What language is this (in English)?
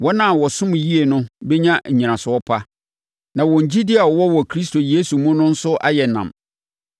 Akan